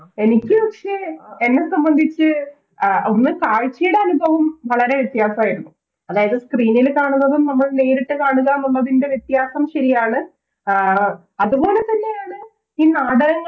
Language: Malayalam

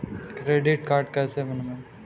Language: Hindi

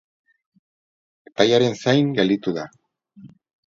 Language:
Basque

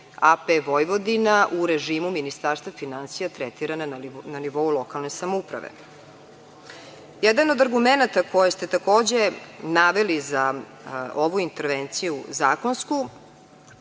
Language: Serbian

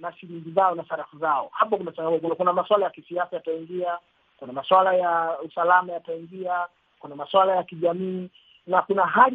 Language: Swahili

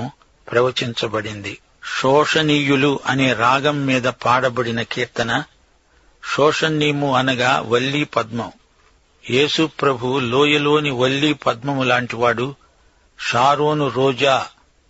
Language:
Telugu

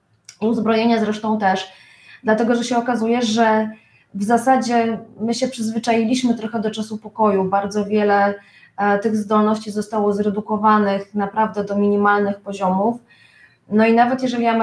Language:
Polish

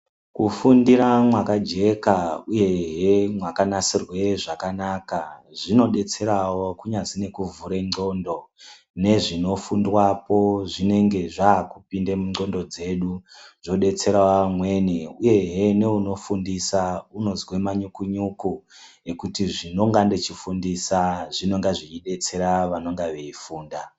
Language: Ndau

